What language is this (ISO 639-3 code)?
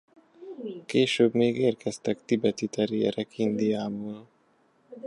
hun